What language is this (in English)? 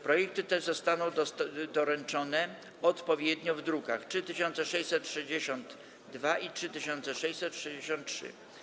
Polish